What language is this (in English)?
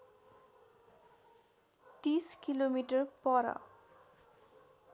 Nepali